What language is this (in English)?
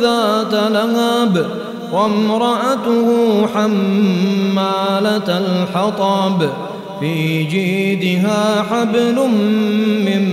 Arabic